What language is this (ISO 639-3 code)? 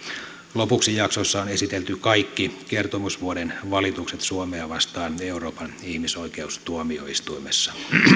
fin